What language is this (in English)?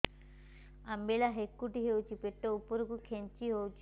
Odia